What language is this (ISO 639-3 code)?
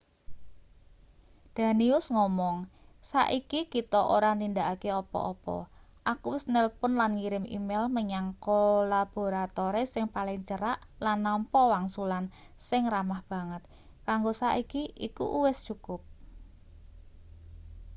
jav